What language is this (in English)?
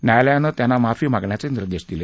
Marathi